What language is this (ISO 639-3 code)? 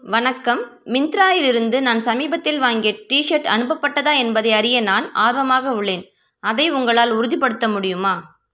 tam